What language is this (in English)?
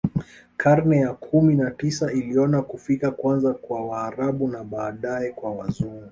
Swahili